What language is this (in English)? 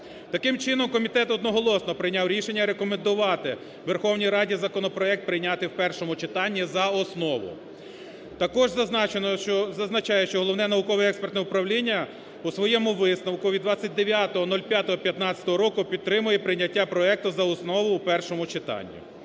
Ukrainian